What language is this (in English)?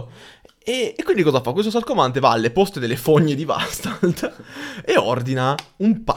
Italian